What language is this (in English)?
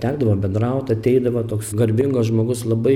Lithuanian